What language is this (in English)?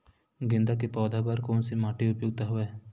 Chhattisgarhi